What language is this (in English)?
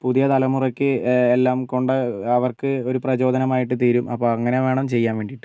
Malayalam